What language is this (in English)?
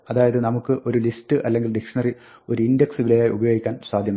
Malayalam